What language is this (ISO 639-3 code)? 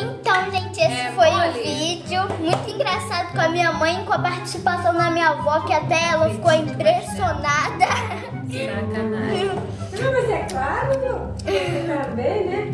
por